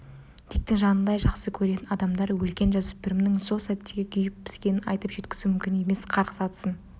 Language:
Kazakh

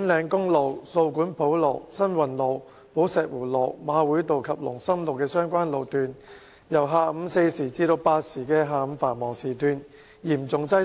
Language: Cantonese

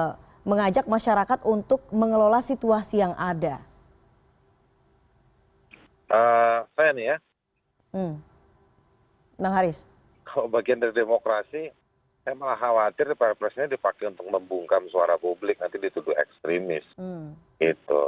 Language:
Indonesian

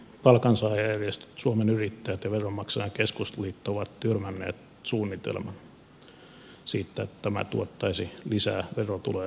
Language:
Finnish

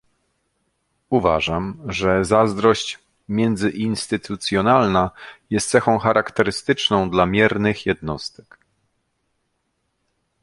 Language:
Polish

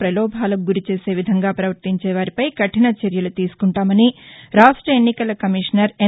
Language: Telugu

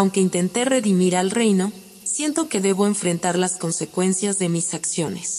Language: Spanish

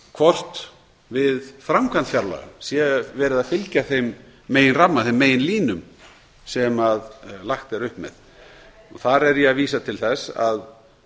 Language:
Icelandic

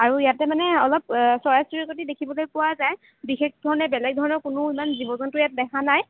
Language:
Assamese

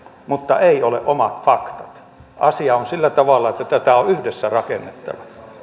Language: Finnish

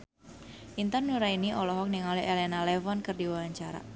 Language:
Sundanese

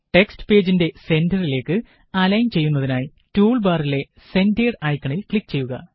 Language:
Malayalam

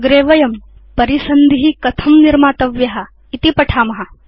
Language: Sanskrit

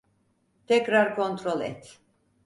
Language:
Turkish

